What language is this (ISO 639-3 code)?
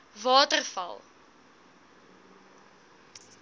afr